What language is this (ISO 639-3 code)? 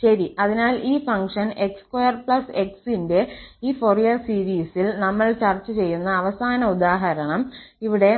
mal